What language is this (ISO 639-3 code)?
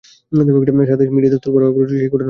ben